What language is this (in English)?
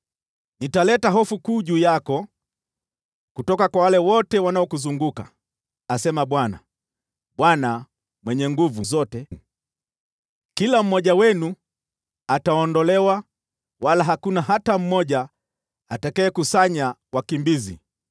Swahili